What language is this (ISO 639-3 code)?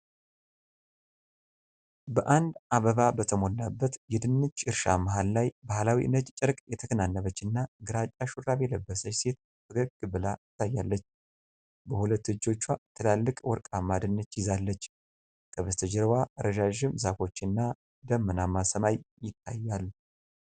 amh